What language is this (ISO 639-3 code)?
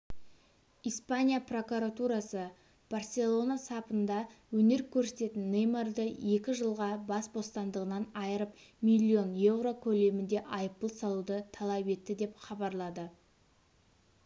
kaz